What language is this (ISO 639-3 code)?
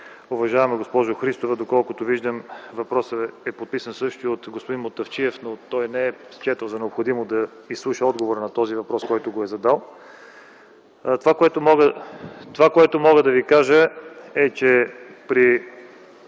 bul